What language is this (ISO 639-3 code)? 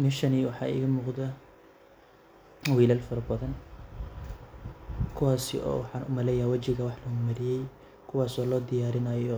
som